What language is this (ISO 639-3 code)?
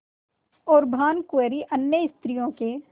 hin